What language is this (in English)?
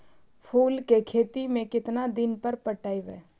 Magahi